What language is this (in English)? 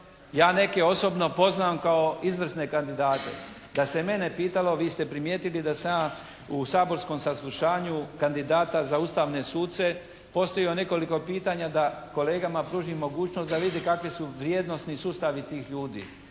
Croatian